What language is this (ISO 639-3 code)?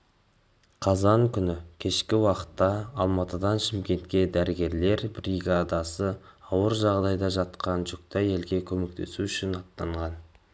kaz